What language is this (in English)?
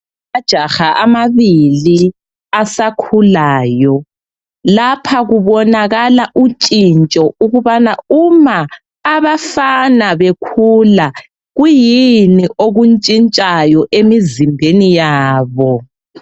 North Ndebele